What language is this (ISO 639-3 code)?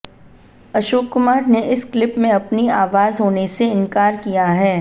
hin